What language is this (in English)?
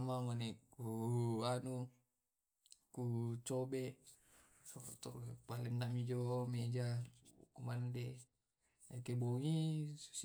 Tae'